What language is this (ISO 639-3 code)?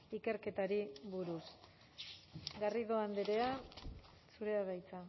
eus